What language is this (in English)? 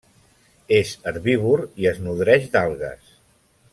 Catalan